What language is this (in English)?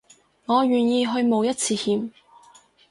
Cantonese